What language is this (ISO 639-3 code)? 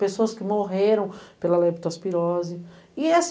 por